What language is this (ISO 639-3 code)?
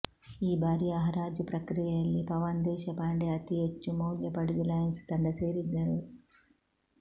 kan